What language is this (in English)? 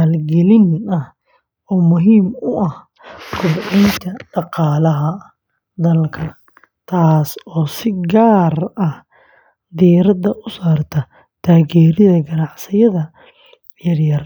Somali